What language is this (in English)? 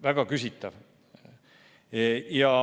Estonian